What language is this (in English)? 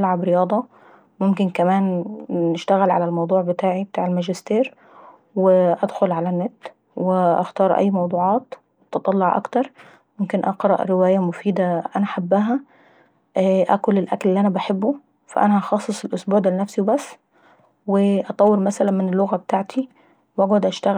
Saidi Arabic